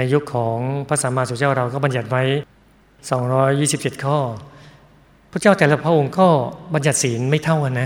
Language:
Thai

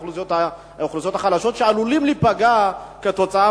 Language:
Hebrew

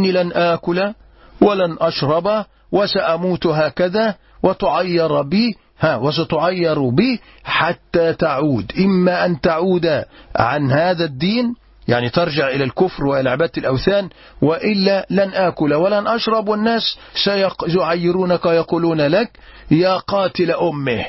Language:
Arabic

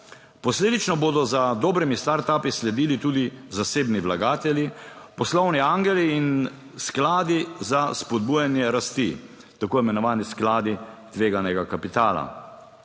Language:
Slovenian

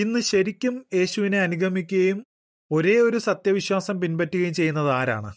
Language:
Malayalam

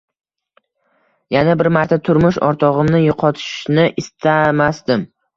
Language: Uzbek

